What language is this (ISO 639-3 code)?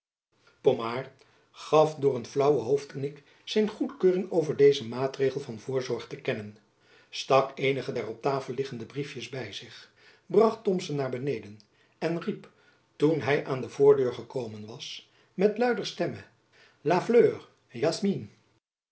nld